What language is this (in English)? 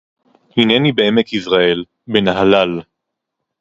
Hebrew